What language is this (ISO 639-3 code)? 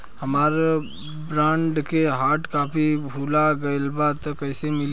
bho